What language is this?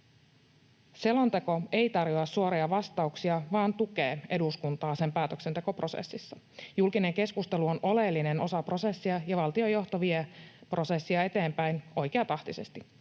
Finnish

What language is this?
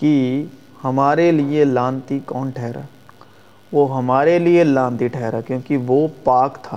Urdu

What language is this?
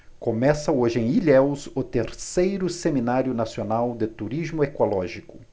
Portuguese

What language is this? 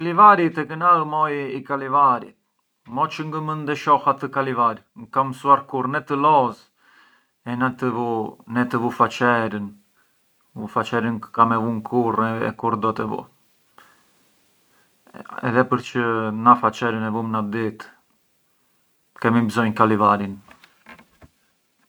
Arbëreshë Albanian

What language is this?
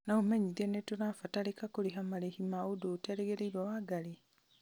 Kikuyu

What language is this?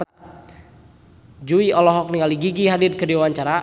Sundanese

